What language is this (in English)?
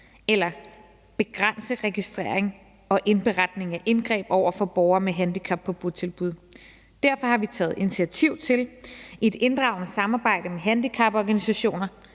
Danish